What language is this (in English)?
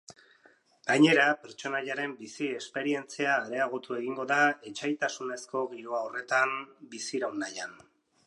Basque